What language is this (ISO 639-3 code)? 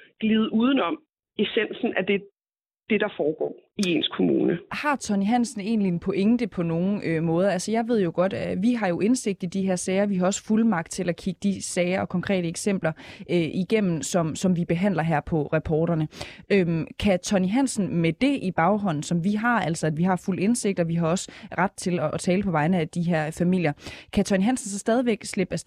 dan